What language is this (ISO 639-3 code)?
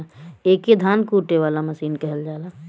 bho